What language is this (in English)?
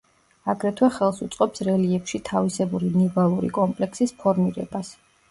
Georgian